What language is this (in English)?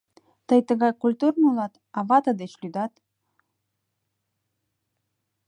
Mari